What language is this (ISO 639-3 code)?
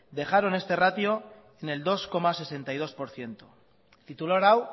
spa